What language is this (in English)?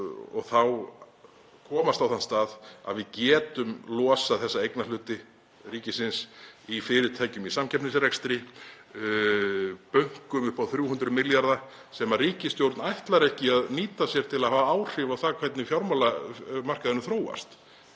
Icelandic